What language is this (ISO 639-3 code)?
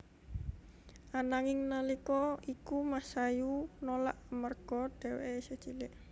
jav